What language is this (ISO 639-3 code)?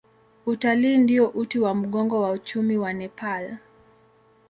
swa